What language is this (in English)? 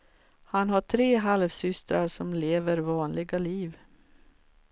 Swedish